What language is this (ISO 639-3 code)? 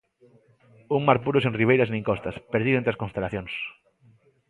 glg